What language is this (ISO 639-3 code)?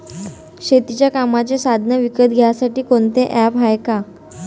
mar